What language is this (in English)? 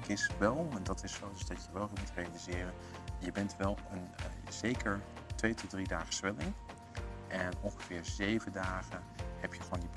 Dutch